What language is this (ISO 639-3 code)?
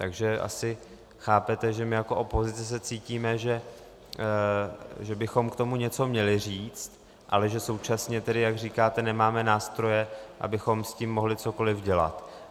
ces